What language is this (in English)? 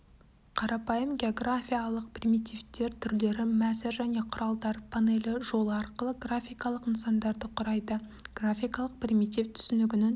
Kazakh